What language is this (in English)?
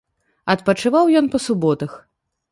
Belarusian